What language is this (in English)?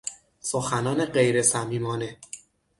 Persian